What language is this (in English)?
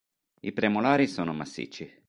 Italian